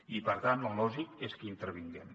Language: Catalan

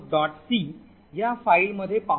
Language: Marathi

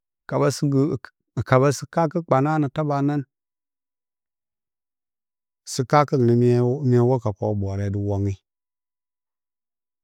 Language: Bacama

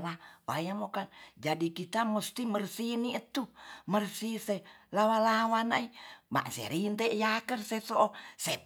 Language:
Tonsea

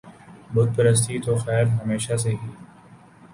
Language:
Urdu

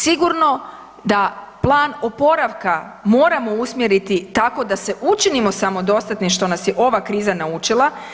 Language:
Croatian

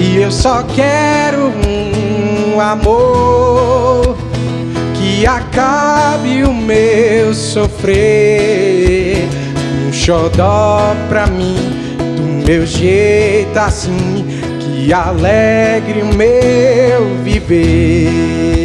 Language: Portuguese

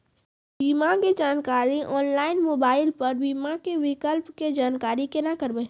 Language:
Maithili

